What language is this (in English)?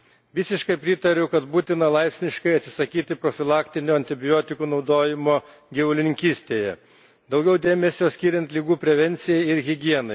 Lithuanian